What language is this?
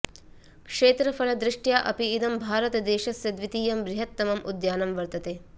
Sanskrit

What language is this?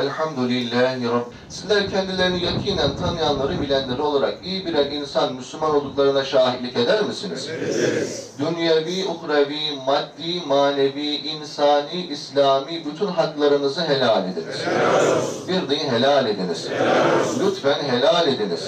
Turkish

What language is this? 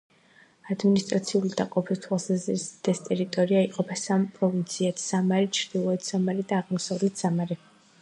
Georgian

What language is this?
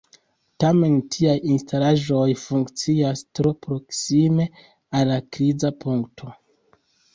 Esperanto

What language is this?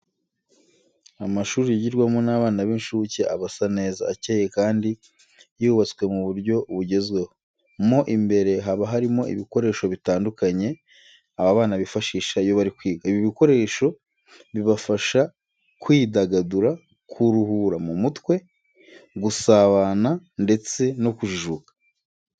Kinyarwanda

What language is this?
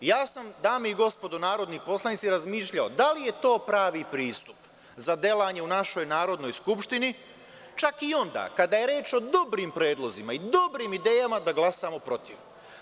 Serbian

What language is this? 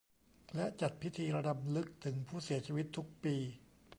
Thai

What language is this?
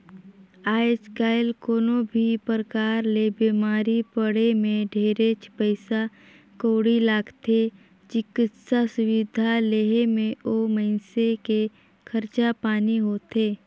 Chhattisgarhi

